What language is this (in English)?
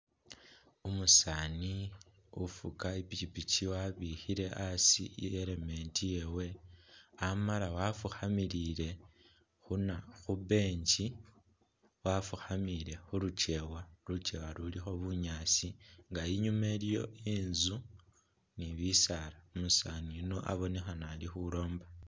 Masaaba